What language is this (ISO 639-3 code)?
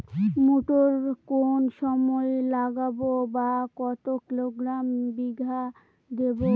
ben